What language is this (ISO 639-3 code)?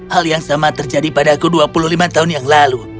ind